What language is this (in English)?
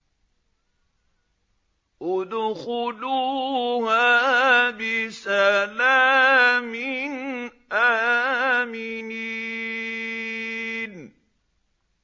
Arabic